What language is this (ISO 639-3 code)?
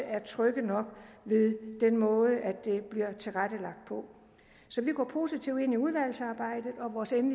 dan